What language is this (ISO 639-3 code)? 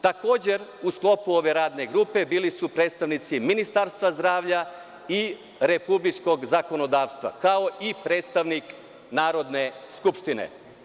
srp